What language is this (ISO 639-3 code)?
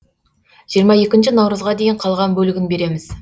kaz